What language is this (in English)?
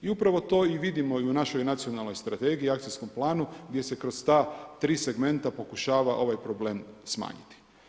Croatian